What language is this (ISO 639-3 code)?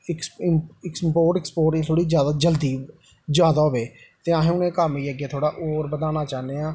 doi